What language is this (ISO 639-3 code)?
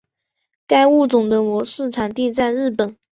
zho